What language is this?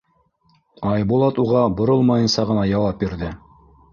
Bashkir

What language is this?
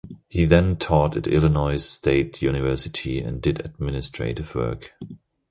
English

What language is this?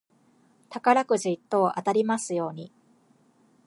Japanese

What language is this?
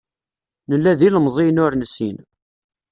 Kabyle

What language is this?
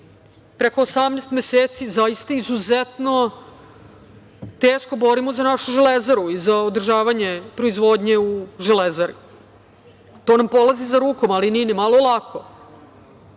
Serbian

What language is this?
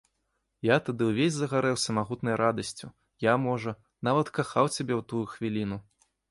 Belarusian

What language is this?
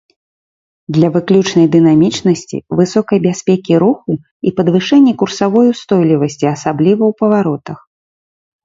Belarusian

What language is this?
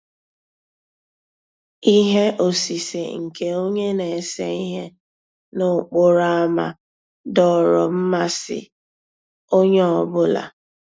Igbo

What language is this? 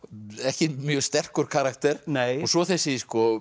Icelandic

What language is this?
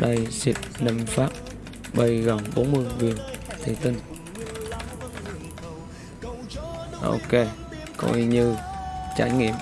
Vietnamese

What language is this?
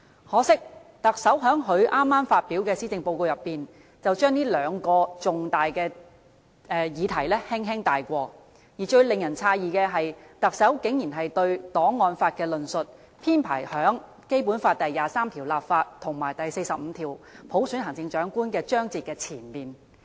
Cantonese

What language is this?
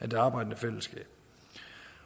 Danish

